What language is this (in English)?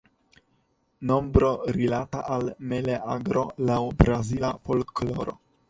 Esperanto